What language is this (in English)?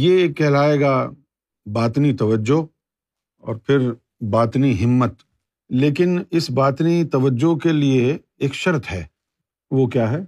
Urdu